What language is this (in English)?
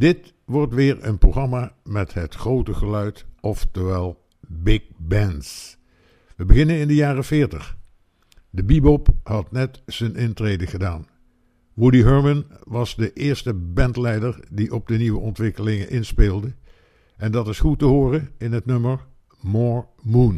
Dutch